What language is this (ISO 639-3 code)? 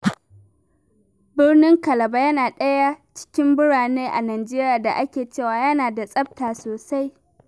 hau